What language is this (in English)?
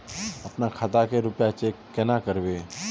Magahi